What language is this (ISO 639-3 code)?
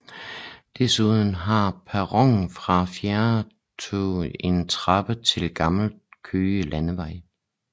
dan